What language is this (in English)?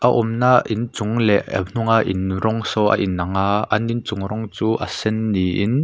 Mizo